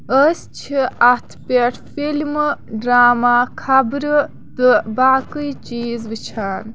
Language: Kashmiri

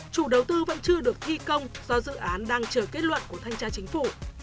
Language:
Vietnamese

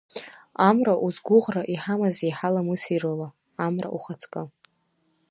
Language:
Abkhazian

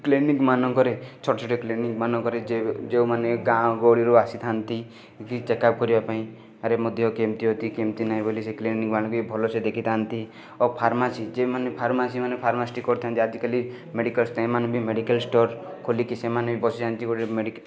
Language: Odia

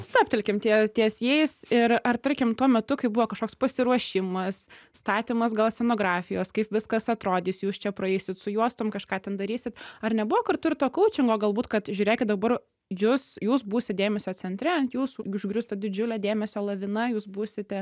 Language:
Lithuanian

